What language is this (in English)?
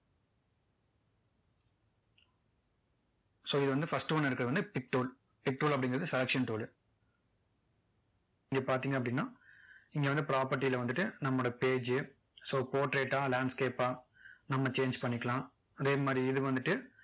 Tamil